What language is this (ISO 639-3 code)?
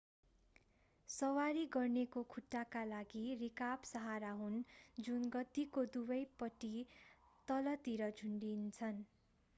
nep